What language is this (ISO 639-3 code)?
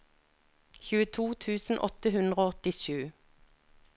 nor